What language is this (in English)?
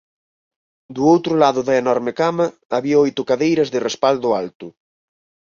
Galician